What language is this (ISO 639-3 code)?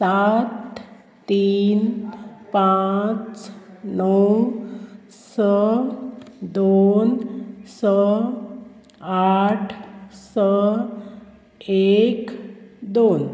kok